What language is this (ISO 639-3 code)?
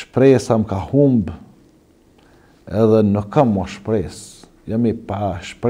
ara